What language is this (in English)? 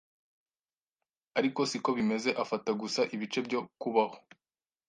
Kinyarwanda